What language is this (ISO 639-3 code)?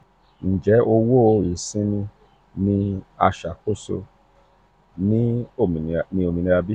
yor